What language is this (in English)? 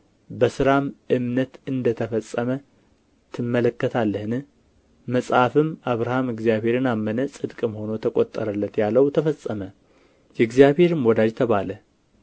Amharic